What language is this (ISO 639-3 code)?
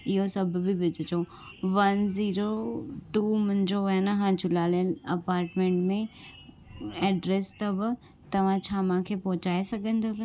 snd